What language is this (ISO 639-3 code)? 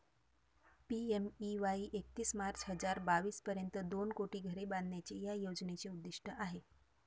mar